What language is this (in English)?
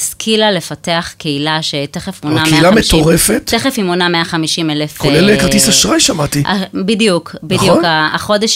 Hebrew